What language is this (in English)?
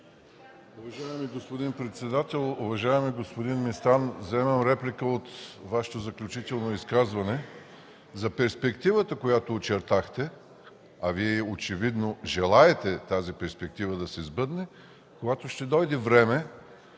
Bulgarian